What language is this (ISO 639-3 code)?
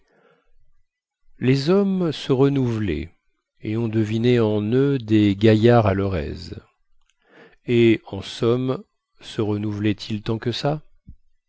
fra